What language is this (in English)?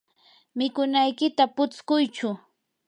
Yanahuanca Pasco Quechua